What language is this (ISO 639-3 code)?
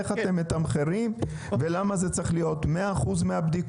heb